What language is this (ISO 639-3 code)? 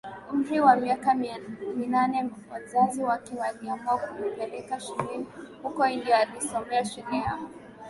swa